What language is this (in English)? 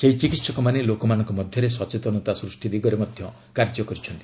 Odia